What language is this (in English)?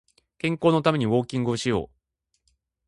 Japanese